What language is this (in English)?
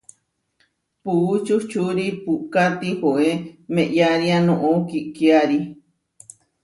Huarijio